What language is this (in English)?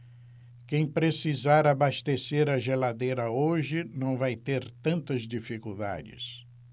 Portuguese